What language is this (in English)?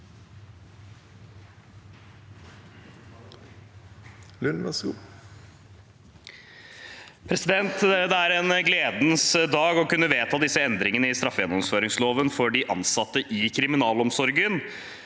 Norwegian